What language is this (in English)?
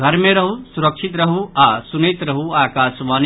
Maithili